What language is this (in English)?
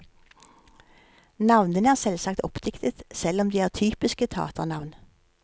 Norwegian